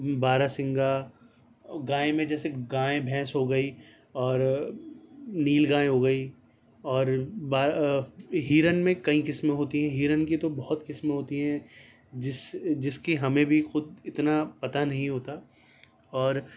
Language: Urdu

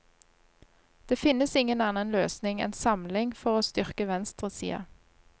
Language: Norwegian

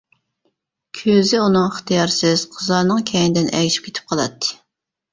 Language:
Uyghur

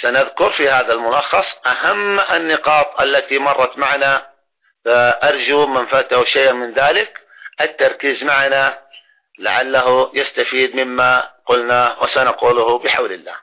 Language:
Arabic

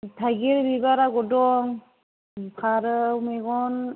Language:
Bodo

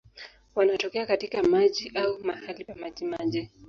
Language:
Swahili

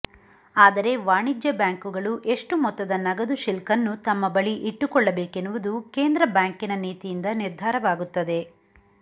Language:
Kannada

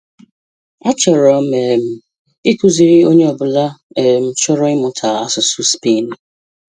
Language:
Igbo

